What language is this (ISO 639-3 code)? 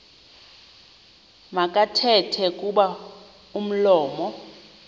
xho